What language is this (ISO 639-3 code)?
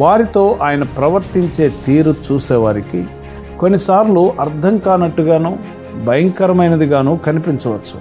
tel